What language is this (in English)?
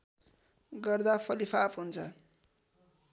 Nepali